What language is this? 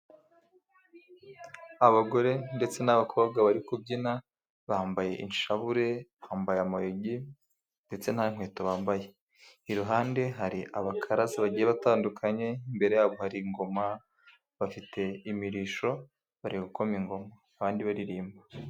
Kinyarwanda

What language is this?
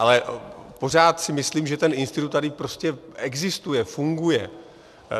Czech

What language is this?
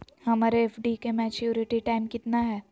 Magahi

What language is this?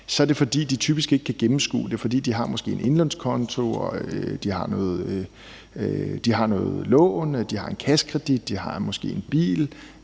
Danish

